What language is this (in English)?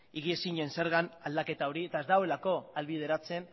Basque